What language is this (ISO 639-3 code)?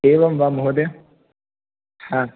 san